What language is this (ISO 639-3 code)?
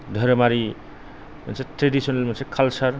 brx